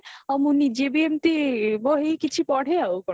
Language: Odia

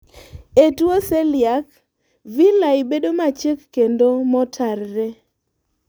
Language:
Luo (Kenya and Tanzania)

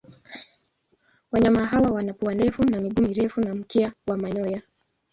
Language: Swahili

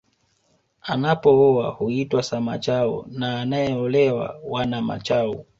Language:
Swahili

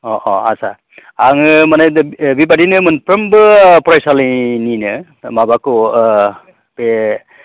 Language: Bodo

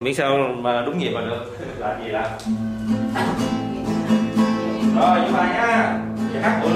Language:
Vietnamese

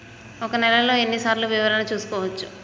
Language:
Telugu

